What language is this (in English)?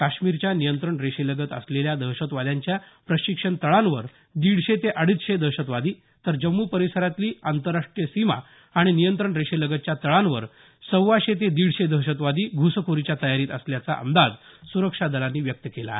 Marathi